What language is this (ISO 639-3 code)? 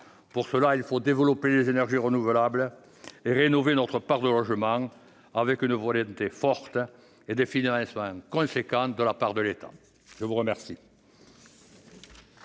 fra